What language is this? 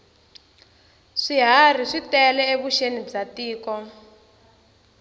Tsonga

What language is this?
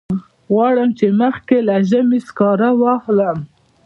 Pashto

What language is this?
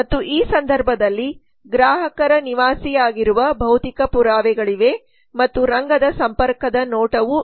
Kannada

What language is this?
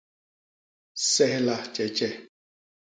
Basaa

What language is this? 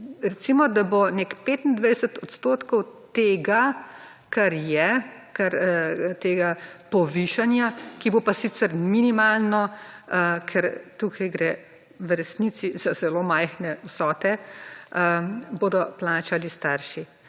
Slovenian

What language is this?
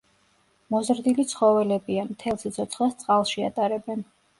Georgian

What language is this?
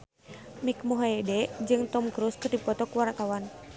Sundanese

